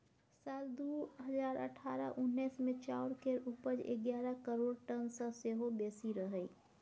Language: Maithili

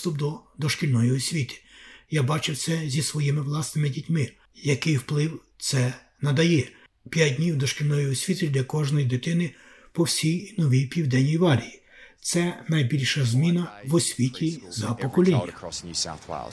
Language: Ukrainian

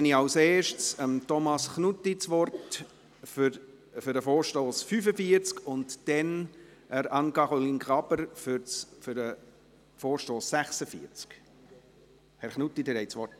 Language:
Swiss German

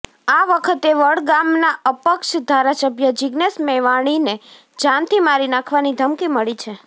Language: Gujarati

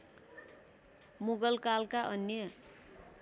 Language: Nepali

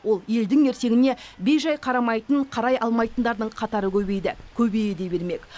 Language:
Kazakh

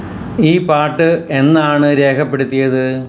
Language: Malayalam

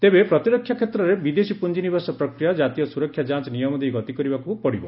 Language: Odia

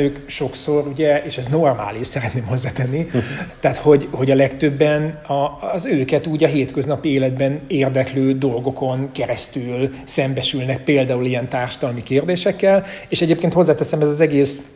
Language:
Hungarian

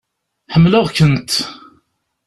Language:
Kabyle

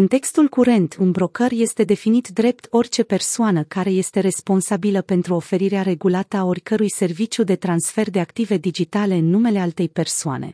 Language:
Romanian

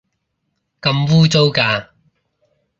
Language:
Cantonese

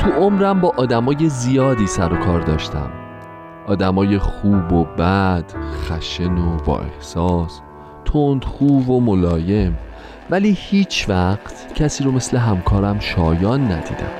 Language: Persian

